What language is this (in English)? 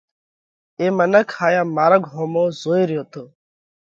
Parkari Koli